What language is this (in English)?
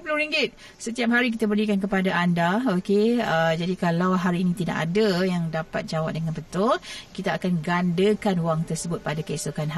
Malay